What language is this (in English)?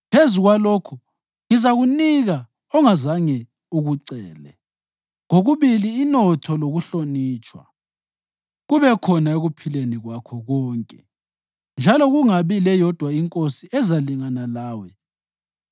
North Ndebele